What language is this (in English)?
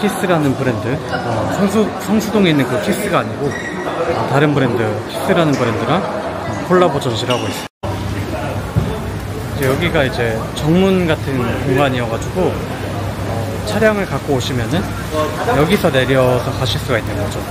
Korean